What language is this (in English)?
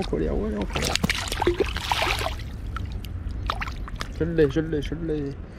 French